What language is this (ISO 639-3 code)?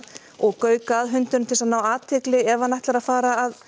isl